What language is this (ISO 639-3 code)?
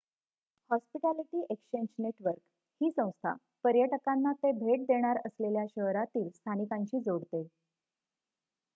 mar